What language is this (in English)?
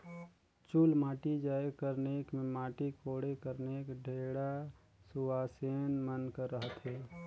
Chhattisgarhi